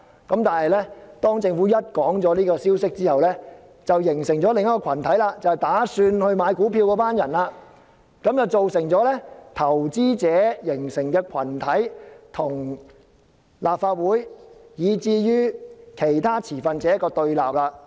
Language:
Cantonese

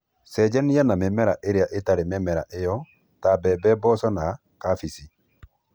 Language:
Kikuyu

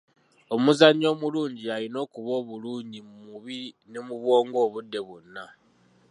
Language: Ganda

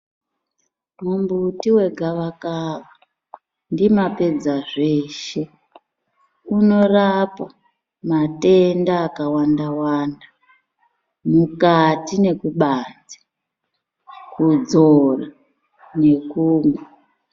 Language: Ndau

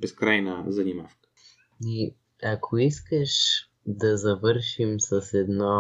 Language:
Bulgarian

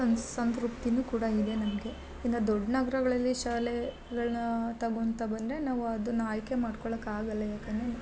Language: Kannada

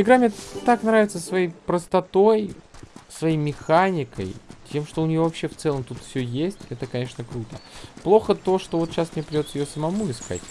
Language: Russian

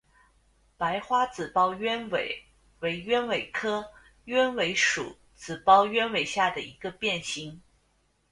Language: Chinese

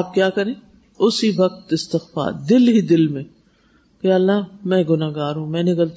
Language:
Urdu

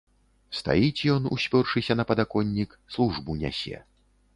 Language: Belarusian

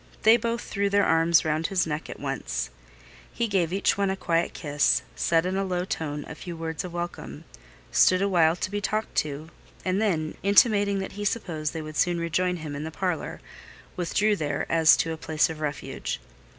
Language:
English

